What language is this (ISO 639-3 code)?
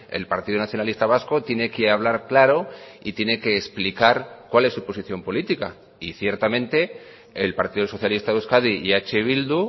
spa